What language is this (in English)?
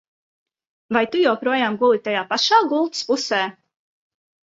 Latvian